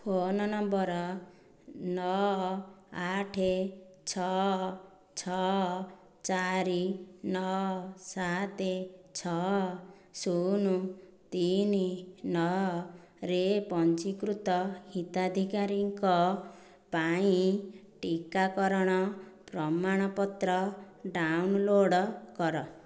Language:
Odia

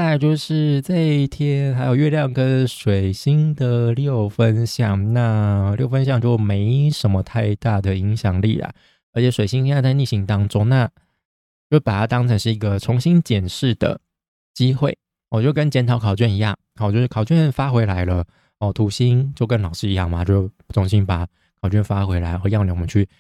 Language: Chinese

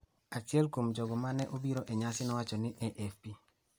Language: Luo (Kenya and Tanzania)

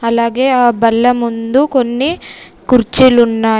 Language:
Telugu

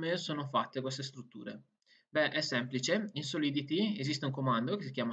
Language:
Italian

